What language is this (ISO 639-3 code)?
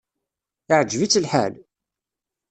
kab